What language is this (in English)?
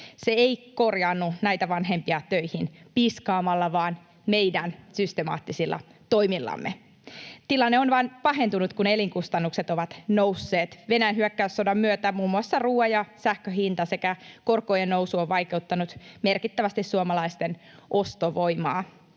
Finnish